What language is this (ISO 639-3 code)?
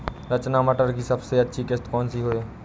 hin